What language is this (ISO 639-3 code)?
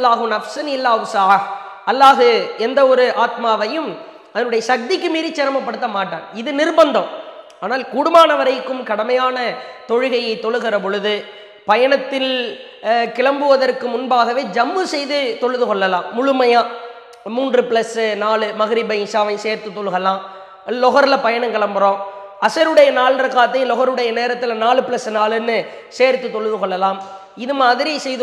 ara